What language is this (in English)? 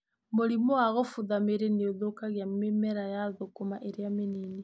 Kikuyu